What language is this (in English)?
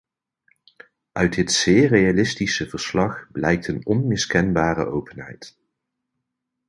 Dutch